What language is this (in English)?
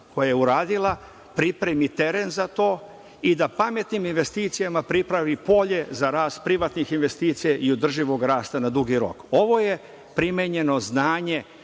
Serbian